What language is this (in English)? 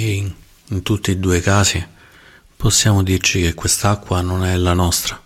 Italian